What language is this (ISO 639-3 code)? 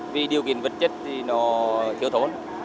vie